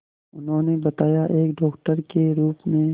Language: Hindi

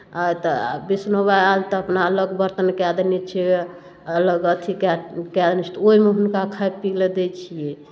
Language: Maithili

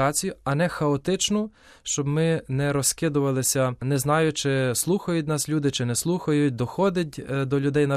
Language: Ukrainian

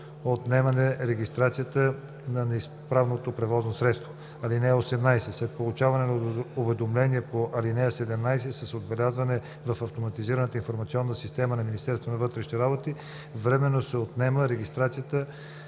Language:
Bulgarian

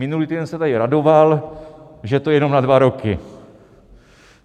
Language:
Czech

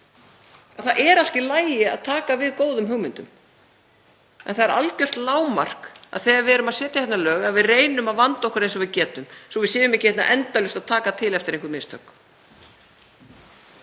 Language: Icelandic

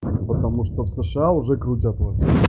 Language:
Russian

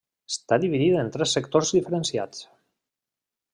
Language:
Catalan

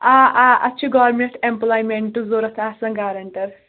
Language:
Kashmiri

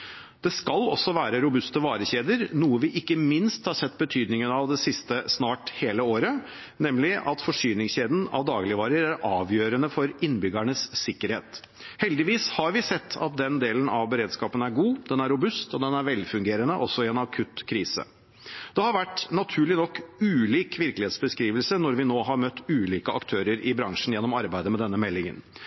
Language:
Norwegian Bokmål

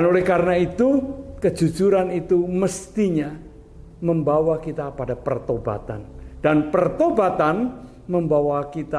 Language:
Indonesian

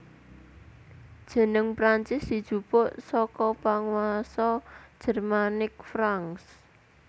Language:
Javanese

